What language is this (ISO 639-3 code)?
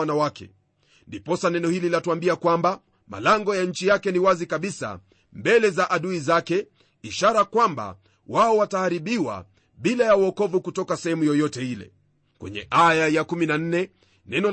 swa